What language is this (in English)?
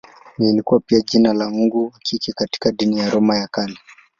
Swahili